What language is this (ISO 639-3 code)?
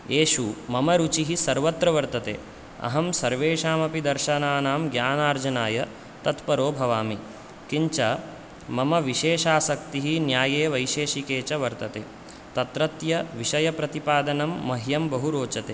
san